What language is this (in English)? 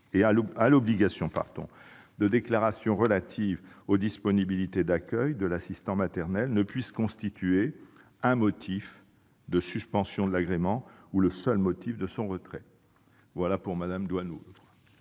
French